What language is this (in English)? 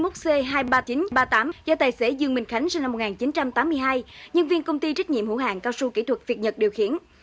Vietnamese